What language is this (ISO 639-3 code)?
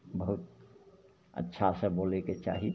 mai